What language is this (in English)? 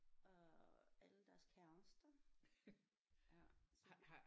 Danish